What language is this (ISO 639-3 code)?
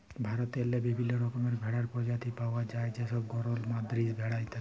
ben